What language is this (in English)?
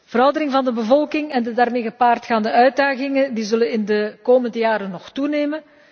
Dutch